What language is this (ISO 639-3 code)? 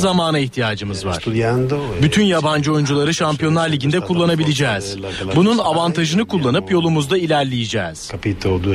tur